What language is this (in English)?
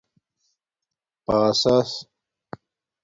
Domaaki